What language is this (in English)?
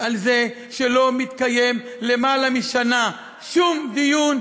Hebrew